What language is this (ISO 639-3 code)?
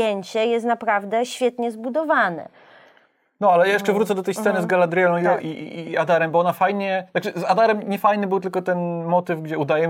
pol